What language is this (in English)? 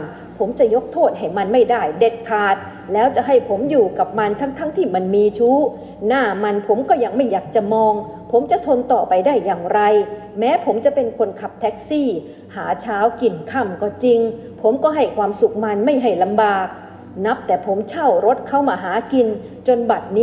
Thai